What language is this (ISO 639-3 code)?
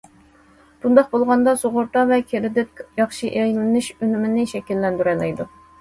uig